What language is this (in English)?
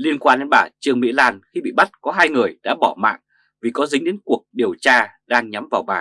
Vietnamese